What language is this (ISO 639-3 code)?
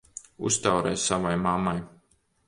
lav